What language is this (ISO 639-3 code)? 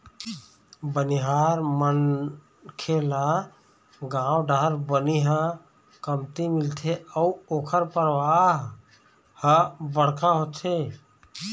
hne